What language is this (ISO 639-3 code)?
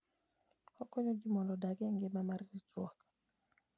luo